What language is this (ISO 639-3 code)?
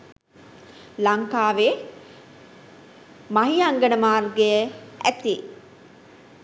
sin